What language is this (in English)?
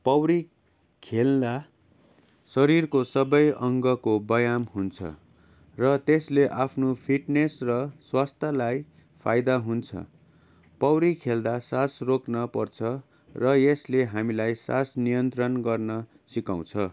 Nepali